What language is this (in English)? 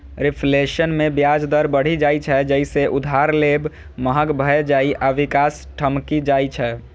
Maithili